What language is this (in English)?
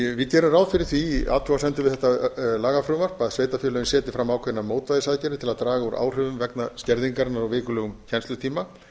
Icelandic